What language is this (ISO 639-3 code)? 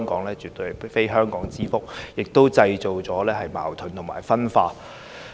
yue